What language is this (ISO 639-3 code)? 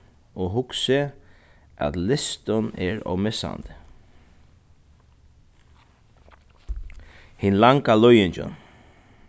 fao